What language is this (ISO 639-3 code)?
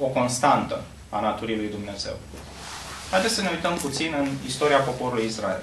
ron